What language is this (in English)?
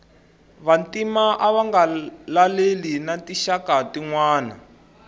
Tsonga